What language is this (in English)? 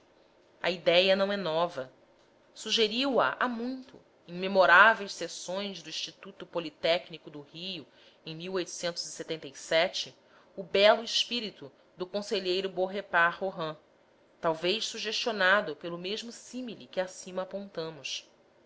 Portuguese